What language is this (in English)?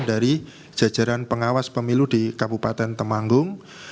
Indonesian